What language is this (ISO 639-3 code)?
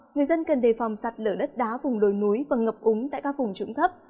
vie